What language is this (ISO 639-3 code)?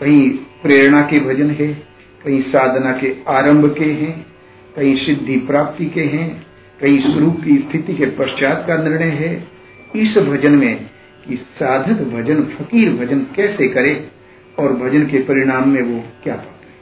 hin